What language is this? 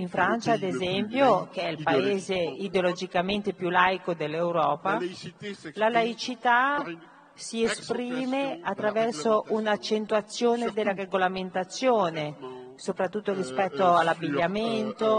Italian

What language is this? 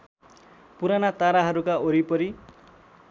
Nepali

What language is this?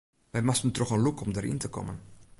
Western Frisian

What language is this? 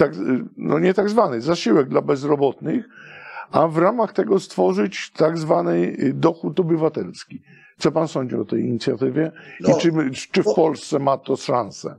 Polish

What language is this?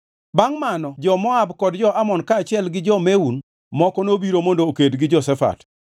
Luo (Kenya and Tanzania)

